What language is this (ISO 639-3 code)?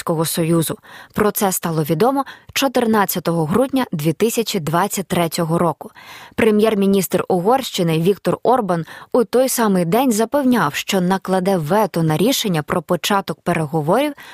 ukr